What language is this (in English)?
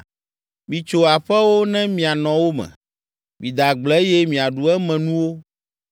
Ewe